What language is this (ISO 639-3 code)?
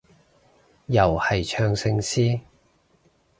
yue